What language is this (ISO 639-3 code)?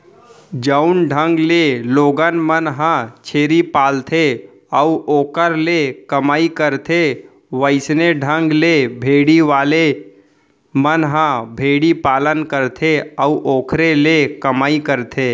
hne